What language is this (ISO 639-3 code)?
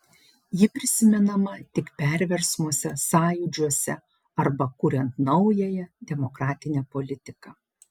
lit